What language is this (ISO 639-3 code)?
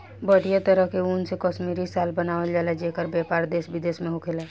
bho